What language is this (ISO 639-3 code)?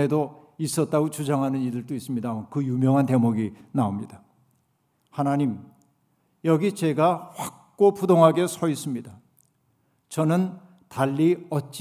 kor